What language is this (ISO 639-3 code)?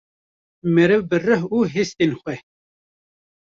kur